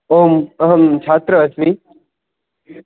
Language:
Sanskrit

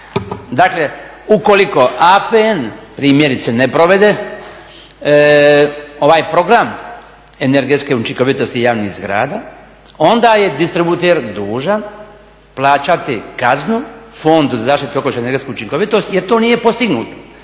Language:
Croatian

